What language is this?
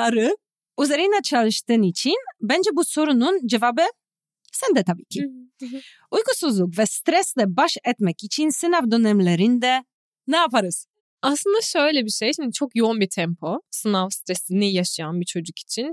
Turkish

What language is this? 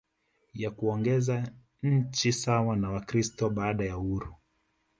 Swahili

